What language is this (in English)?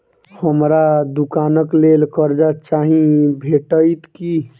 Maithili